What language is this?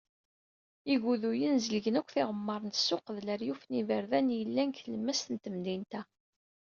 Kabyle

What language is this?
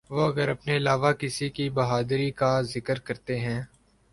Urdu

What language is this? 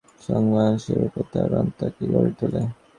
Bangla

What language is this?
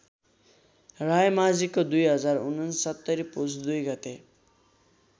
Nepali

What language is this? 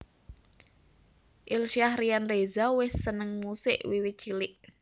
Javanese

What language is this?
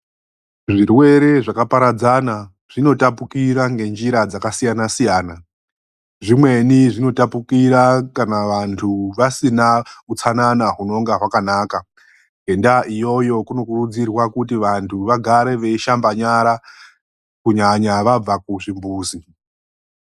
Ndau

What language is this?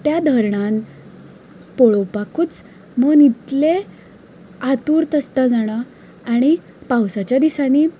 Konkani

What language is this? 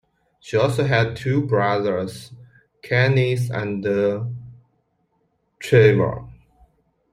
English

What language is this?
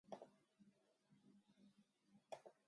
Japanese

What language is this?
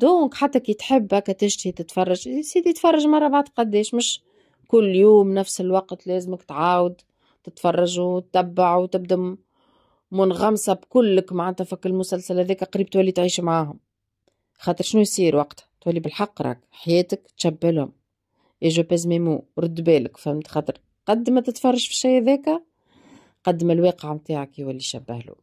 Arabic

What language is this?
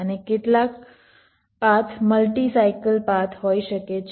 Gujarati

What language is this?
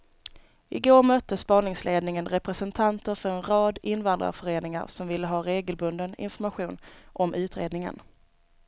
Swedish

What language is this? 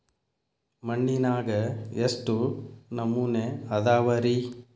Kannada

